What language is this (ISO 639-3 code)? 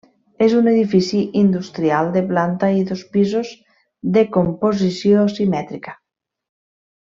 cat